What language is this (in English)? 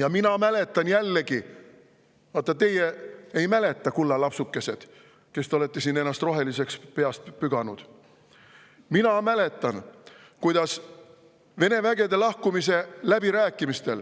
Estonian